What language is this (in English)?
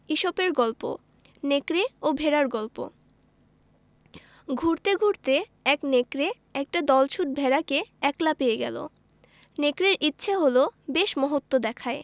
Bangla